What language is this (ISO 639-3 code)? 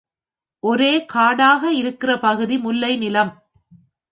tam